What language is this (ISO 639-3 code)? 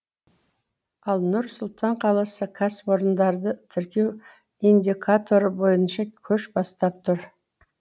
kaz